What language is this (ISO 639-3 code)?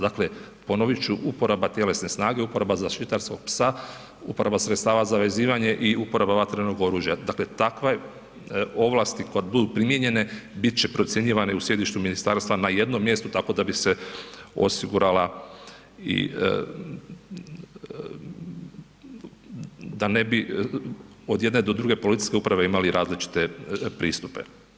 hrv